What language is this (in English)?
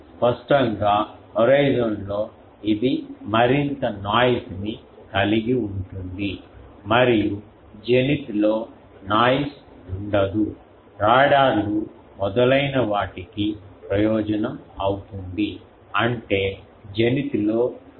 Telugu